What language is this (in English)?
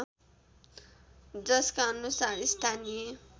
Nepali